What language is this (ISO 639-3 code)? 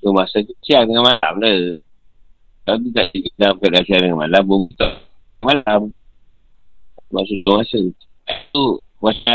msa